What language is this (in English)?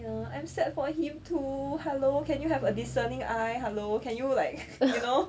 English